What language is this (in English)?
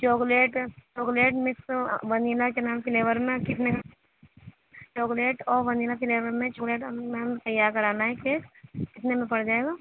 Urdu